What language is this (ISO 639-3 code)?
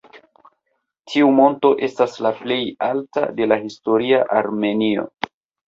epo